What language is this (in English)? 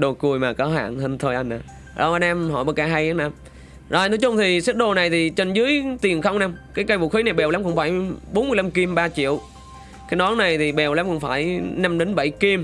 Vietnamese